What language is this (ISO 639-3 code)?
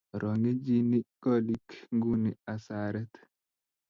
kln